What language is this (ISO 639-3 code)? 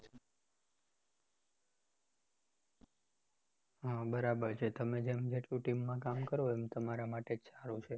guj